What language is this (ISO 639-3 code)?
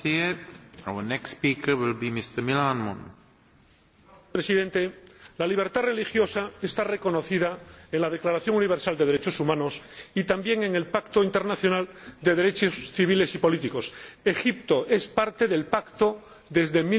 spa